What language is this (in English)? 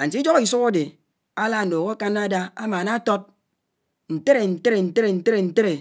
Anaang